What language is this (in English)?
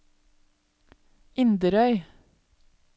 Norwegian